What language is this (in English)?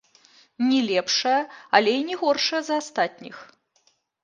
Belarusian